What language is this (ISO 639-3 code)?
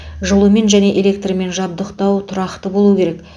kaz